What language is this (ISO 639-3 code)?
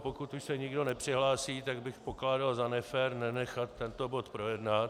ces